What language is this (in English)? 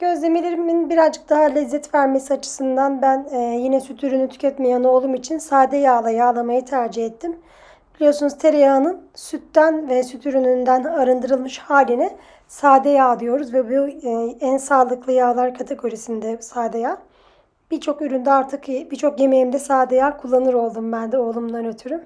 Turkish